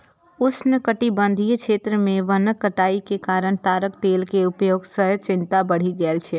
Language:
Maithili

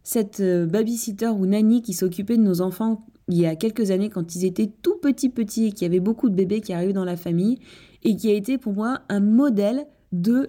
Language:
French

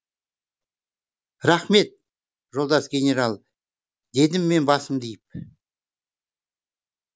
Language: Kazakh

